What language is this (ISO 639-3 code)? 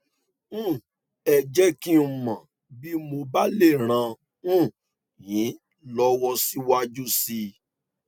yor